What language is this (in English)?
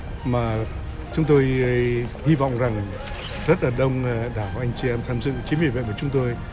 Vietnamese